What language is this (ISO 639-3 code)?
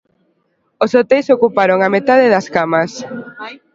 glg